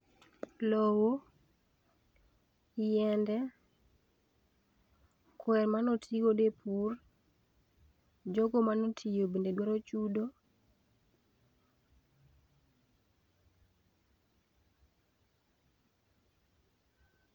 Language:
Luo (Kenya and Tanzania)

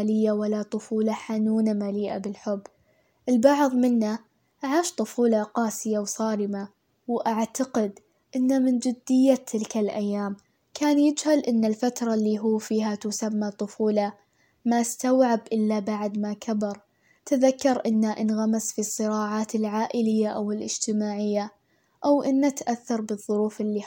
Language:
Arabic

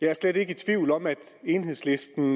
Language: Danish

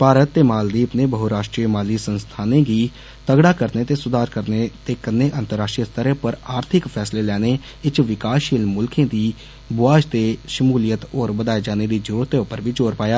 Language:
Dogri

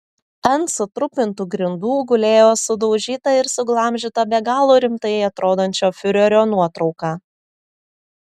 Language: Lithuanian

